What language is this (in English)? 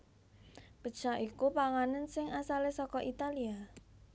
Javanese